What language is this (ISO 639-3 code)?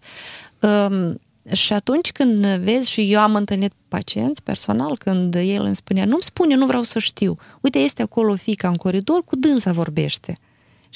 ron